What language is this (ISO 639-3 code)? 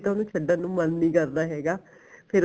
pan